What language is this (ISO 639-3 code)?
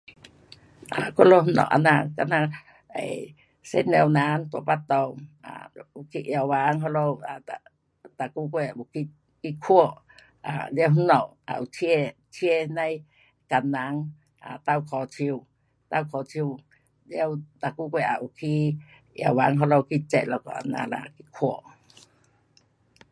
cpx